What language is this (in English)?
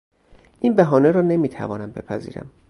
Persian